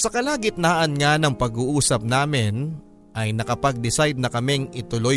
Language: Filipino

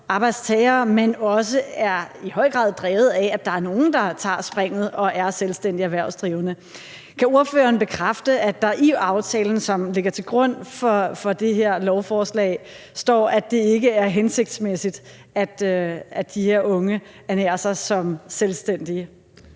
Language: Danish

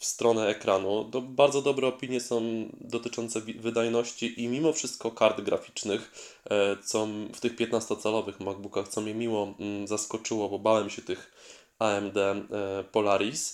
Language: Polish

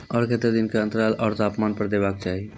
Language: Maithili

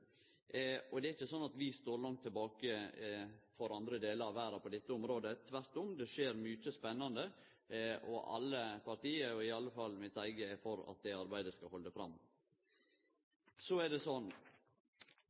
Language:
Norwegian Nynorsk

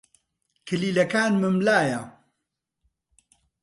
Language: Central Kurdish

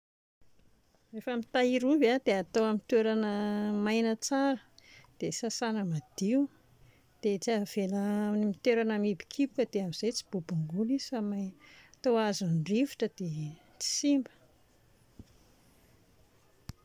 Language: Malagasy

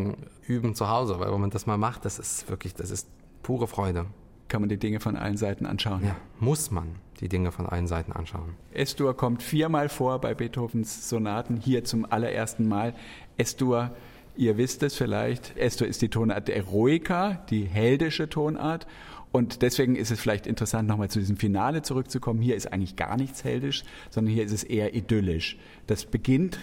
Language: German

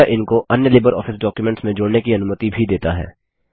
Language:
Hindi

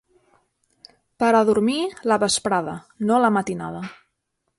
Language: Catalan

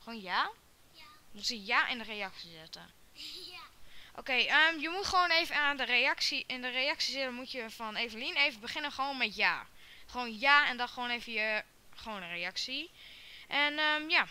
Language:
Dutch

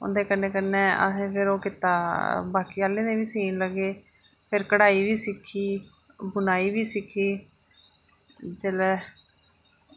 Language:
Dogri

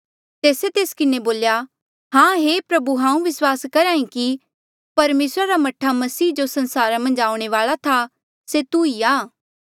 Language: Mandeali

